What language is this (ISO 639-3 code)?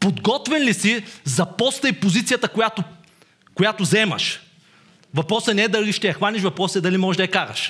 bul